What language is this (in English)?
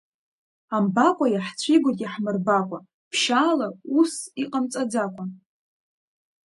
Abkhazian